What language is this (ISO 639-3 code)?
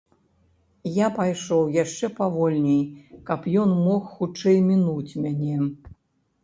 bel